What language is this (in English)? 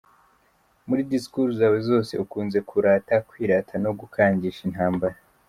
Kinyarwanda